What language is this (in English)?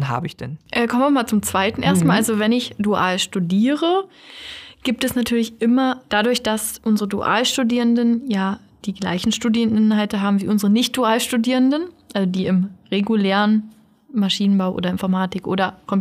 German